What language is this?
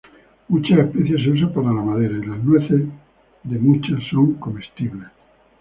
Spanish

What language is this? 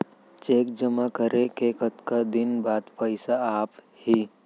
Chhattisgarhi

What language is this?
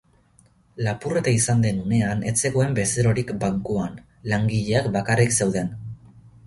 Basque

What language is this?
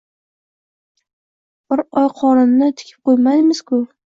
Uzbek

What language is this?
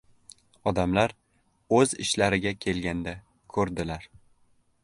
Uzbek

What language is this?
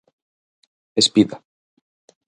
Galician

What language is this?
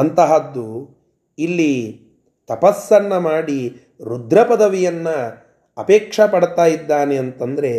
Kannada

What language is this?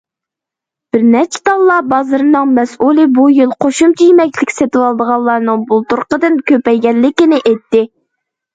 Uyghur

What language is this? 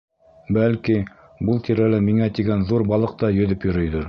Bashkir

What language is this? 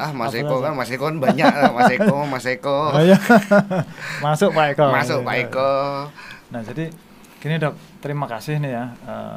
Indonesian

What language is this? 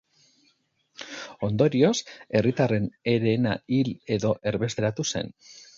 Basque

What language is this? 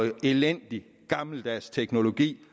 Danish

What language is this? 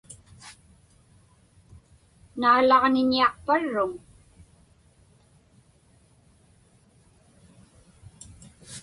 Inupiaq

